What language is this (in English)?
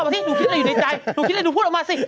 Thai